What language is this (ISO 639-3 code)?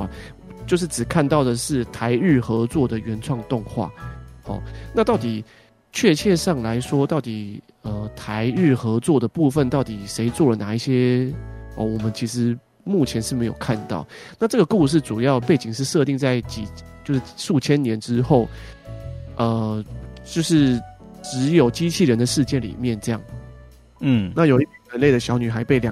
zho